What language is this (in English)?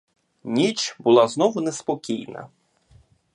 Ukrainian